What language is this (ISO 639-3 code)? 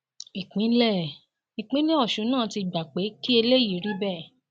yor